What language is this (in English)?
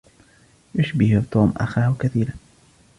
Arabic